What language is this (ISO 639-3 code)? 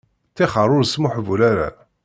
kab